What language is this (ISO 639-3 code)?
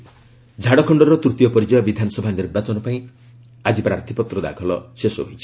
ori